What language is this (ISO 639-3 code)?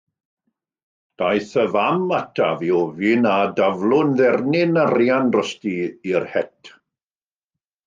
cym